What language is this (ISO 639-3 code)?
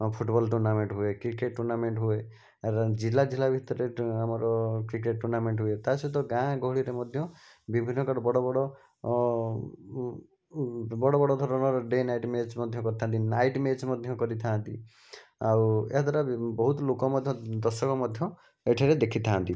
ori